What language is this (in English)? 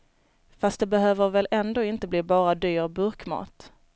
Swedish